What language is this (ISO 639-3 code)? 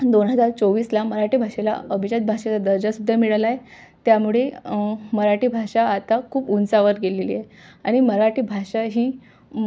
mar